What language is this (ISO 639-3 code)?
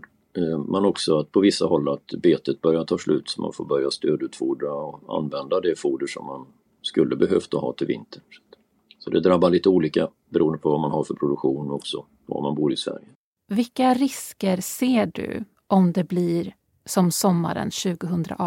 swe